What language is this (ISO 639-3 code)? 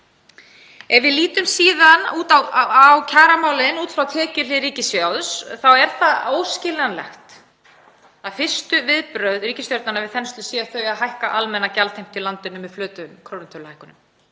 isl